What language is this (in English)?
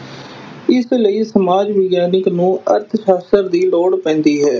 Punjabi